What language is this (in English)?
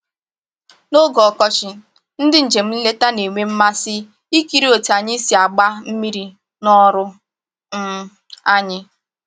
Igbo